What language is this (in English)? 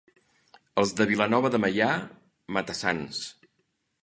Catalan